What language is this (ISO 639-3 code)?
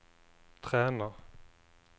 nor